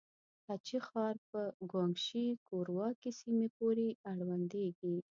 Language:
Pashto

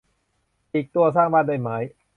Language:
Thai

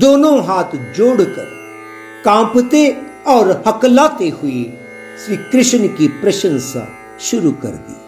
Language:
Hindi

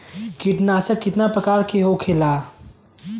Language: Bhojpuri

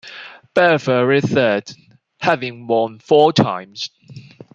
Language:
English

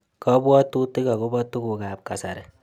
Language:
Kalenjin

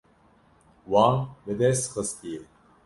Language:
Kurdish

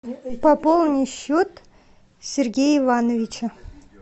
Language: Russian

